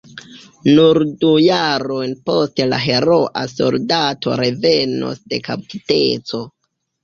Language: Esperanto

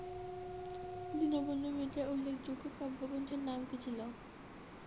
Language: Bangla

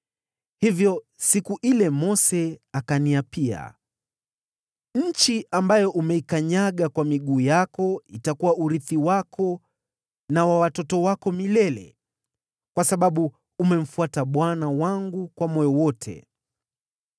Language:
Swahili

